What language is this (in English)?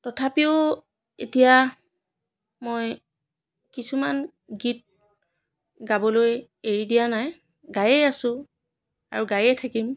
Assamese